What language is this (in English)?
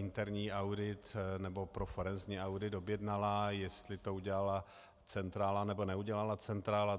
Czech